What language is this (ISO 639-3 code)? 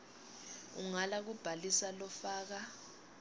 ssw